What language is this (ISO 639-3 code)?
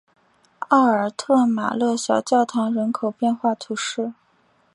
zho